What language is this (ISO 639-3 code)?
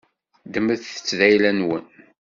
kab